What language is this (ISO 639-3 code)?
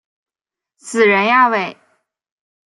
zho